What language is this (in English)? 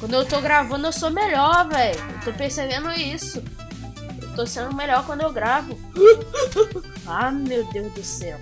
Portuguese